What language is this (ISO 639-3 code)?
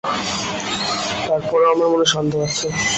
ben